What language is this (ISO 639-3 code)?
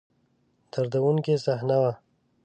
pus